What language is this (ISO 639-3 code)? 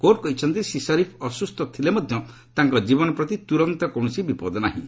ori